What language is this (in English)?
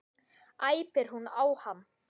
Icelandic